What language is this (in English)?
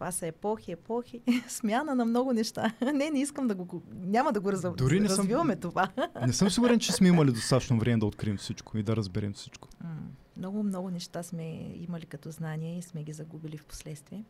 Bulgarian